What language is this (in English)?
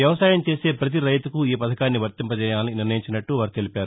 Telugu